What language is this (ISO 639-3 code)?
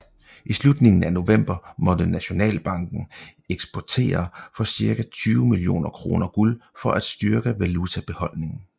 dan